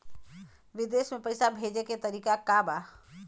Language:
Bhojpuri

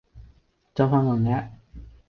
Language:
Cantonese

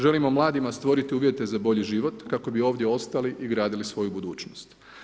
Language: Croatian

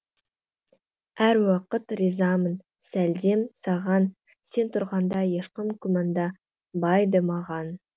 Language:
Kazakh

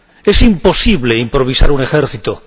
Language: Spanish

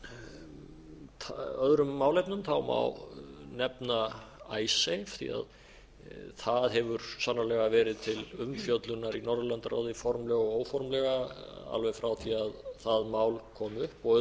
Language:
Icelandic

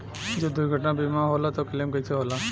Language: Bhojpuri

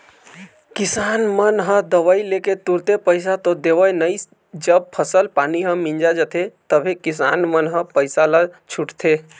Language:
Chhattisgarhi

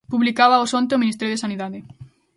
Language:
Galician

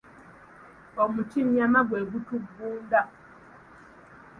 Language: Ganda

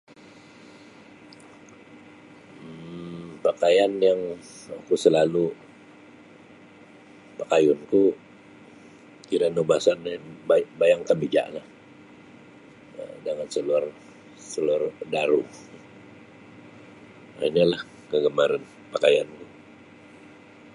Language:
Sabah Bisaya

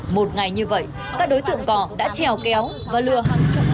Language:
Vietnamese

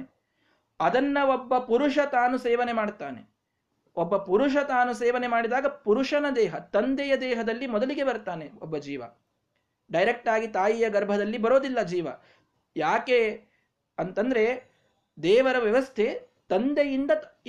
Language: Kannada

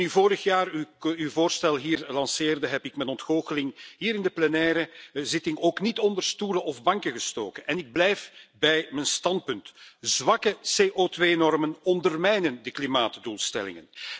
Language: Dutch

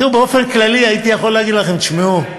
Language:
Hebrew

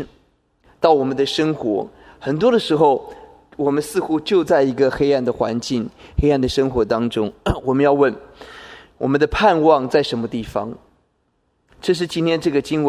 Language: Chinese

